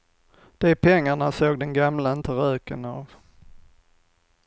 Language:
Swedish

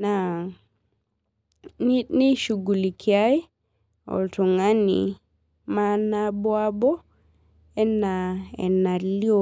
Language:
Masai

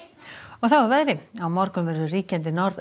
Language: Icelandic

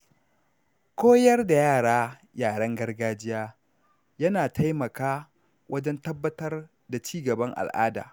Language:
Hausa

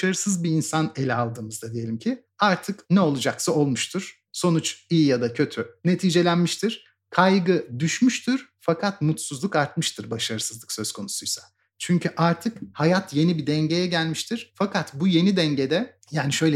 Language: Turkish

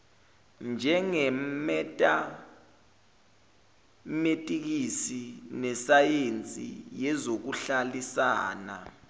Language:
Zulu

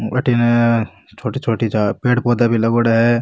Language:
Rajasthani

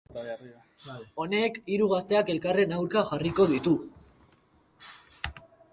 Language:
Basque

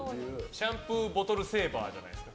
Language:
Japanese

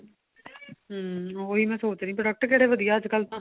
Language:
Punjabi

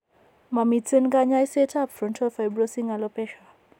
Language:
Kalenjin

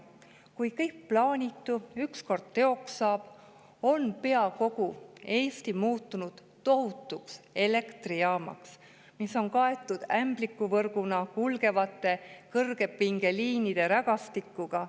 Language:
Estonian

